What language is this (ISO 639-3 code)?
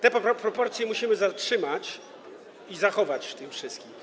pol